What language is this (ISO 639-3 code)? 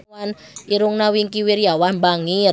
sun